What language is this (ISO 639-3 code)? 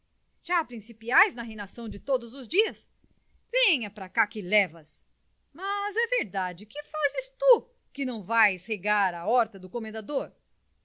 por